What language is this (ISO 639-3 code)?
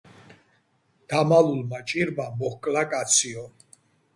kat